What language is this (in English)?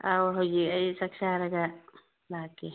Manipuri